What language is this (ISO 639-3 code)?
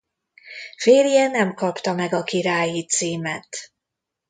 hun